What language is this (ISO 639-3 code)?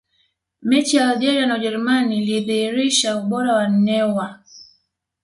swa